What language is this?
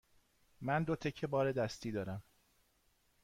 Persian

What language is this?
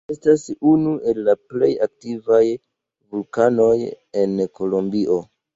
Esperanto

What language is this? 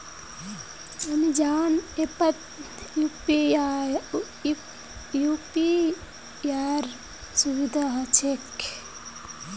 Magahi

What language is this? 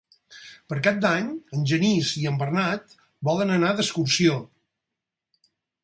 Catalan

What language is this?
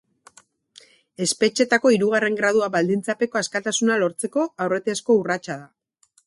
Basque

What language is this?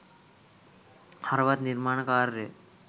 Sinhala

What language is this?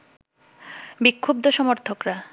Bangla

